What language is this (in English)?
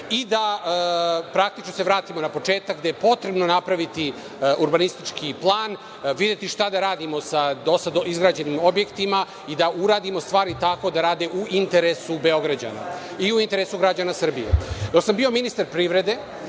Serbian